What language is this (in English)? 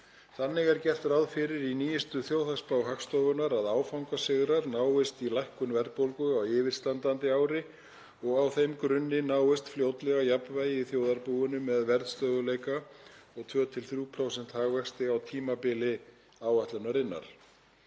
Icelandic